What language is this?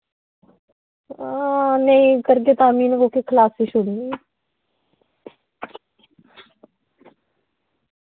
Dogri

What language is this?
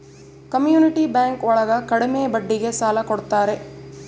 Kannada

